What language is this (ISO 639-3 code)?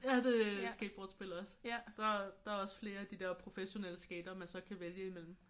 dan